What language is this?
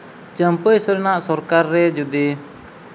Santali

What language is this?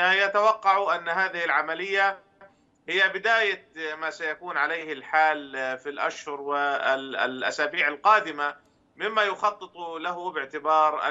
Arabic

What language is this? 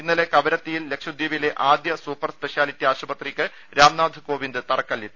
Malayalam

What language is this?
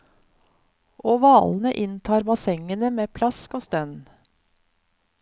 Norwegian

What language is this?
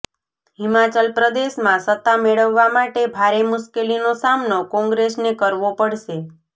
Gujarati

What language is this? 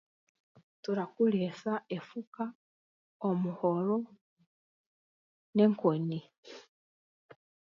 Chiga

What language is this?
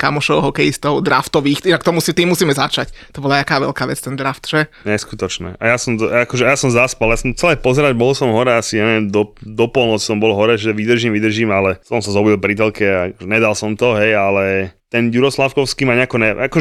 Slovak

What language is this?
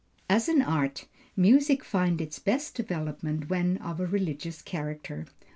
English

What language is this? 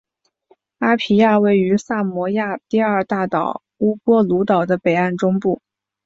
Chinese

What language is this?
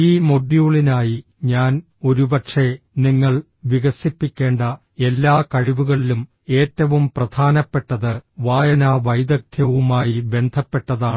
Malayalam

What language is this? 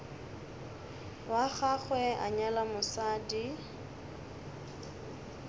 Northern Sotho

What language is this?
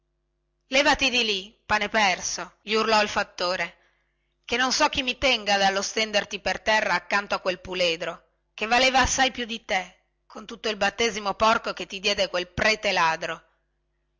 Italian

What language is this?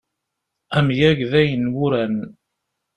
Kabyle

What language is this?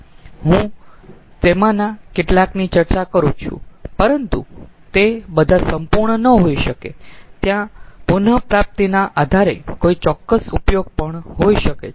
Gujarati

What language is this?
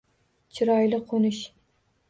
Uzbek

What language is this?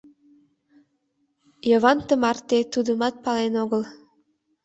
Mari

